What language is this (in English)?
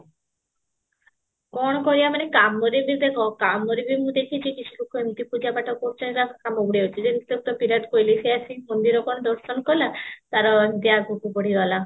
Odia